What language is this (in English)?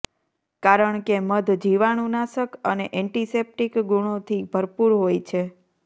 Gujarati